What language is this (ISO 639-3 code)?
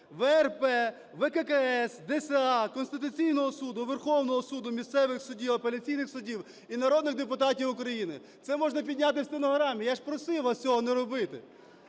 ukr